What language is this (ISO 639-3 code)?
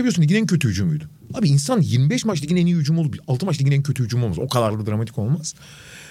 tur